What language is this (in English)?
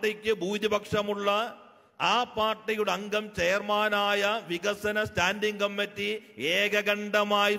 Malayalam